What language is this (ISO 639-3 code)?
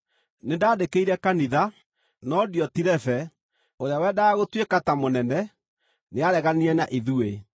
kik